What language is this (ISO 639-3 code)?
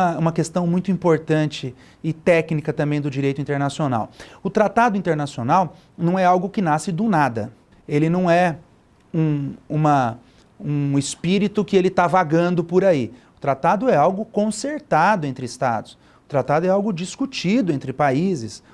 por